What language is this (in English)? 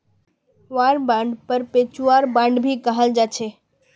Magahi